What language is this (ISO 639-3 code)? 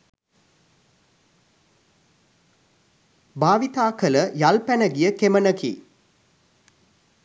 sin